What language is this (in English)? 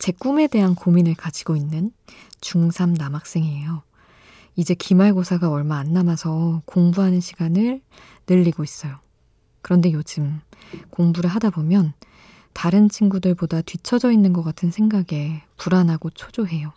Korean